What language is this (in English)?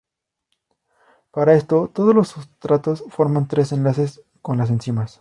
Spanish